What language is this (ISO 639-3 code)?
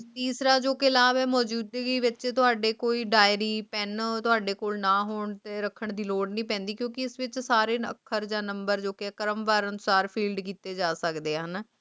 pan